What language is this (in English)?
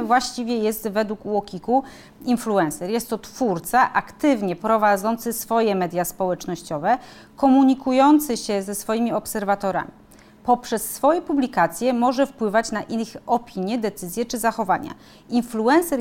Polish